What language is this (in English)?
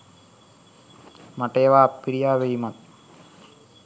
Sinhala